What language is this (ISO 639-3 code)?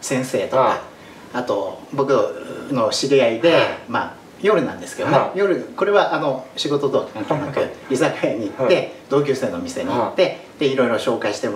jpn